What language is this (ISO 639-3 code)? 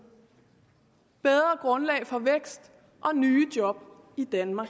dan